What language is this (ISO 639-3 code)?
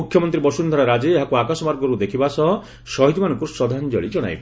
ori